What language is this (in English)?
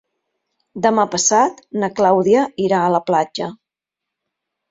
Catalan